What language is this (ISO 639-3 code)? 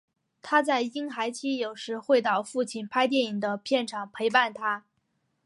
zho